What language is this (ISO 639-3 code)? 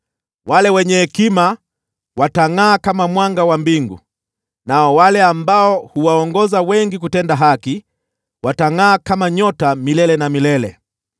swa